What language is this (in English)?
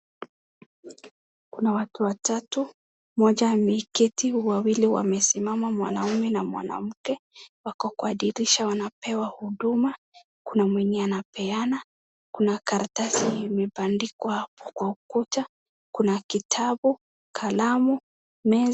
Swahili